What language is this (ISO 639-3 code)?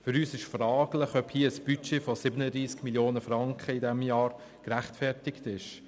gsw